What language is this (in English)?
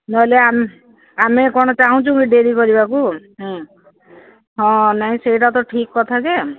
Odia